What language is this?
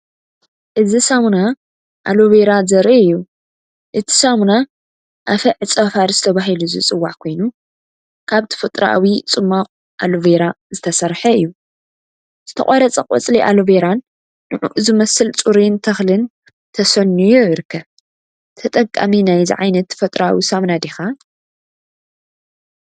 Tigrinya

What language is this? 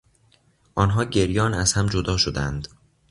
Persian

